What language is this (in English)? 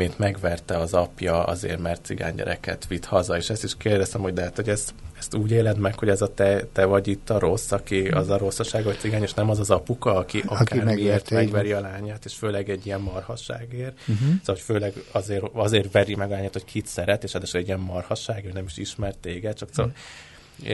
Hungarian